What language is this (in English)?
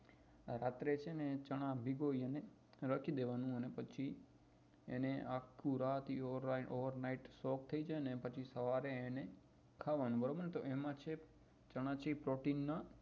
Gujarati